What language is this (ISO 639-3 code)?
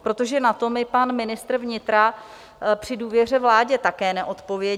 ces